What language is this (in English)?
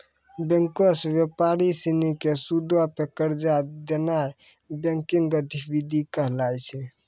Maithili